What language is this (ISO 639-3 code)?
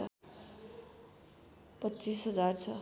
nep